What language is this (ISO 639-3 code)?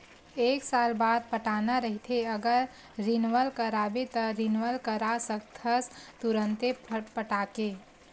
hne